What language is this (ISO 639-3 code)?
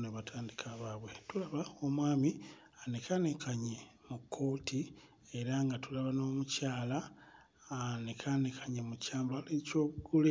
lug